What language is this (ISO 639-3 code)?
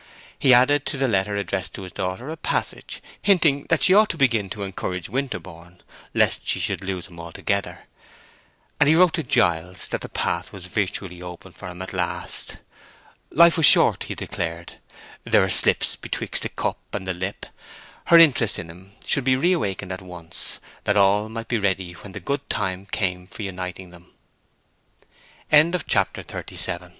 eng